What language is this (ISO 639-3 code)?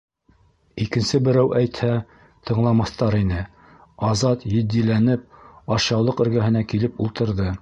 bak